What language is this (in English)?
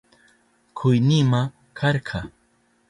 Southern Pastaza Quechua